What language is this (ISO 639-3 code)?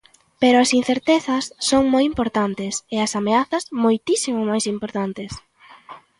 glg